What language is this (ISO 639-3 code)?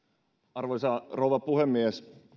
fin